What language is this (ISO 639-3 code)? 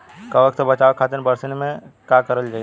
bho